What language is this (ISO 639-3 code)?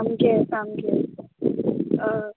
kok